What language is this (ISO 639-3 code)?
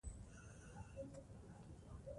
pus